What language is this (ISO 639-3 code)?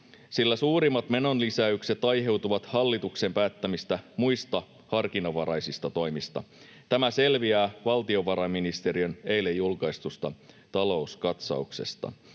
fin